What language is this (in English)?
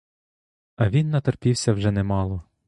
Ukrainian